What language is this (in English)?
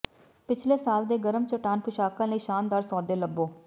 Punjabi